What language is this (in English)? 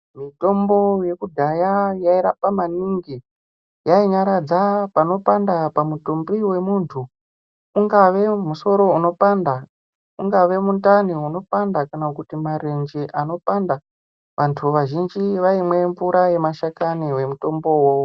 Ndau